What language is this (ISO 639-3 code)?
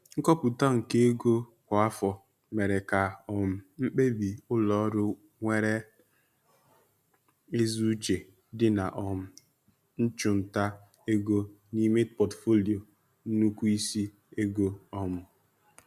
ibo